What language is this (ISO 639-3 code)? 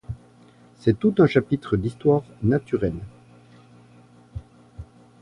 fra